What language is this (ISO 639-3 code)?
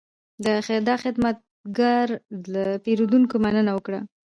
pus